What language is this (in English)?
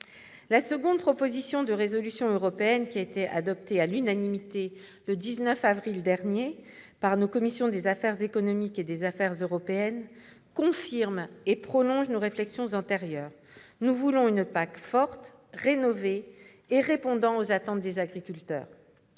French